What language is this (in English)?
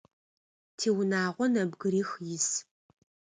Adyghe